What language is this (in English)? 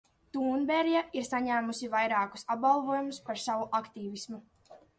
Latvian